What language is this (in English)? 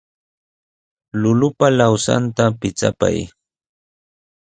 Sihuas Ancash Quechua